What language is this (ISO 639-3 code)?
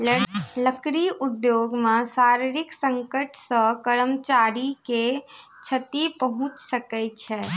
mai